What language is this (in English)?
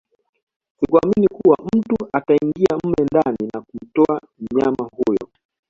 Swahili